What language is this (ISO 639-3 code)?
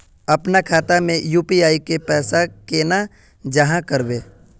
mag